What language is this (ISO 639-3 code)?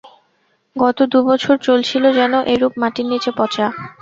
ben